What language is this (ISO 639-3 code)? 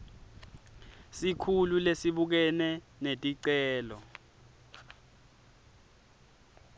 ssw